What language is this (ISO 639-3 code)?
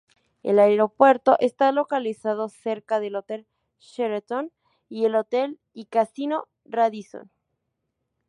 spa